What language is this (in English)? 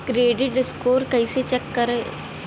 Bhojpuri